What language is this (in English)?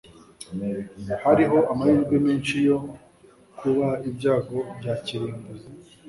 Kinyarwanda